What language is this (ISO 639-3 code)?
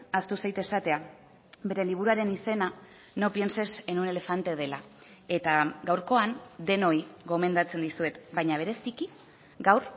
eus